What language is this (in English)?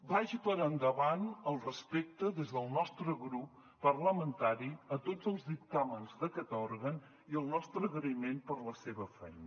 Catalan